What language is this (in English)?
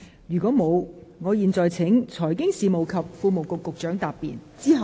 Cantonese